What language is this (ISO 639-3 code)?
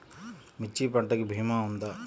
tel